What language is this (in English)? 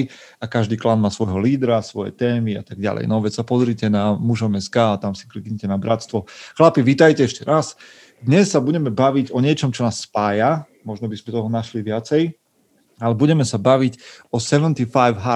Slovak